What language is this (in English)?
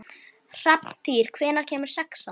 Icelandic